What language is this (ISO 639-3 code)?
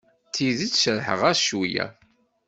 kab